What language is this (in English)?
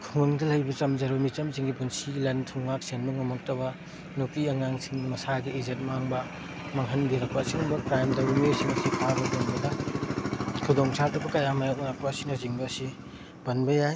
Manipuri